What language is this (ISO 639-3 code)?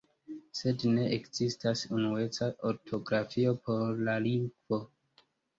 epo